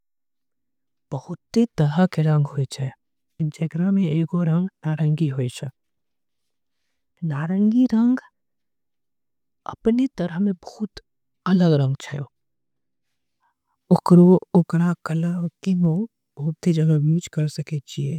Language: Angika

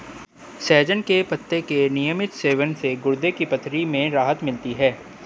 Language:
Hindi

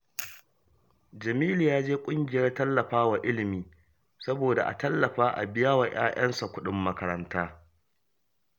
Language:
Hausa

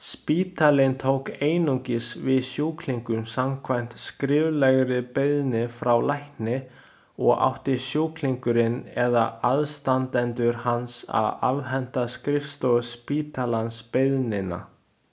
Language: Icelandic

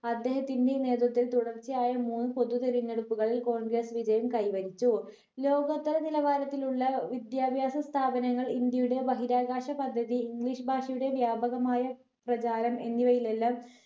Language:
Malayalam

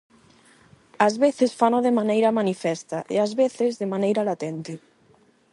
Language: Galician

